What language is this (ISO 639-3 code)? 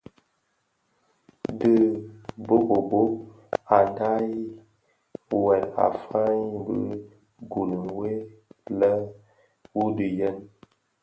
ksf